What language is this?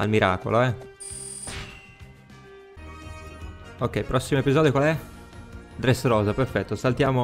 Italian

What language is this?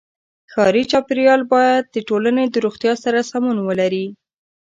Pashto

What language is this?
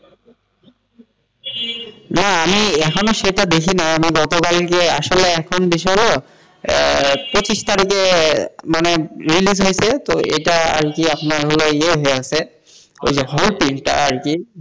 Bangla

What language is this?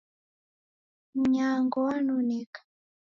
Taita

